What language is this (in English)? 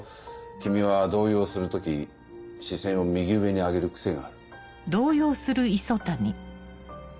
Japanese